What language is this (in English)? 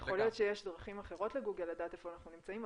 Hebrew